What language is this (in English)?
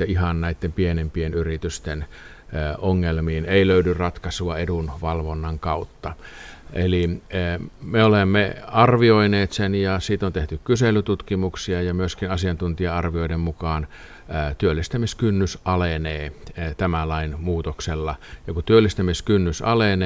Finnish